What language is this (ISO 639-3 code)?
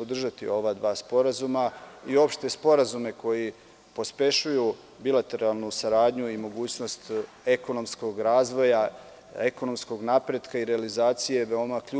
srp